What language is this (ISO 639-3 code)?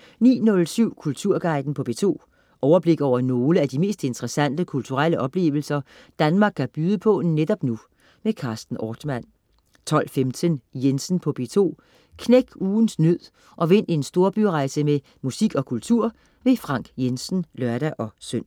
dan